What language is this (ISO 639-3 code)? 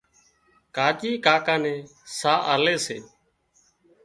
kxp